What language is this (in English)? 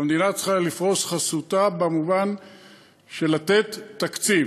Hebrew